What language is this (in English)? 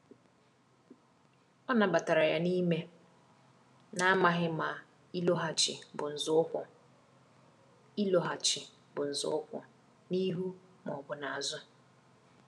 Igbo